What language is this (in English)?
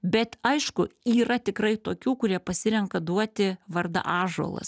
Lithuanian